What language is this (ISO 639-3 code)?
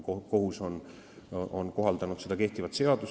est